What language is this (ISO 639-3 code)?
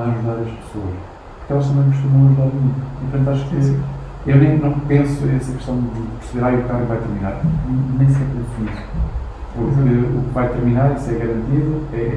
por